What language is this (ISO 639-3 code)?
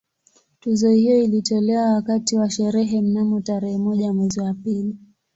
swa